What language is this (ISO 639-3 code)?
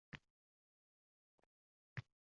uzb